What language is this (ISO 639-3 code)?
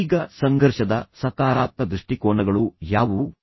kan